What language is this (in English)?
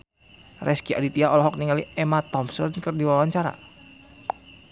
Sundanese